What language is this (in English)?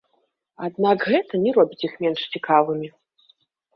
Belarusian